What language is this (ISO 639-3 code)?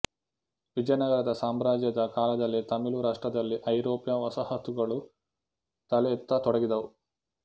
kan